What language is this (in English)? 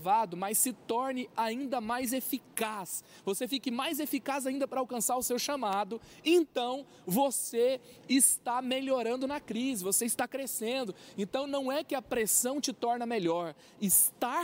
Portuguese